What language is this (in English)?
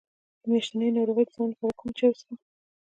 Pashto